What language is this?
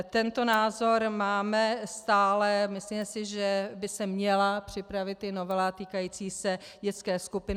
Czech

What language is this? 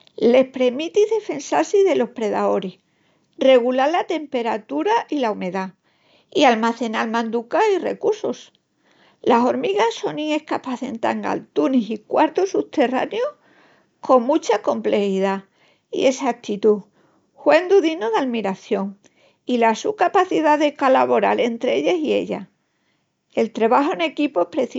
Extremaduran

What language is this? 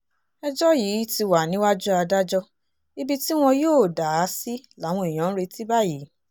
Yoruba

